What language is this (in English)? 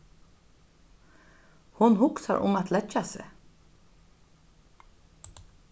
Faroese